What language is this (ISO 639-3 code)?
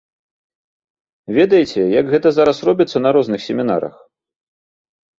bel